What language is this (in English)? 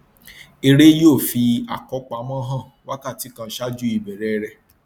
Yoruba